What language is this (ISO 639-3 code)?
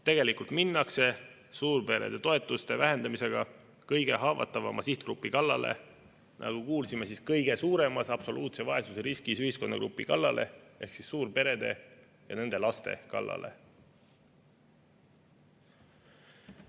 est